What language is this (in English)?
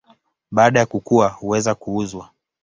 Swahili